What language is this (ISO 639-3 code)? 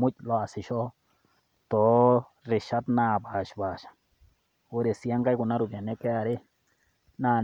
mas